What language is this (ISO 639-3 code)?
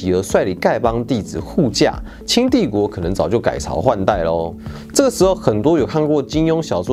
zho